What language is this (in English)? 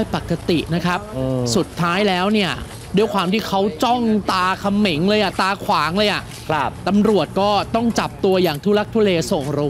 Thai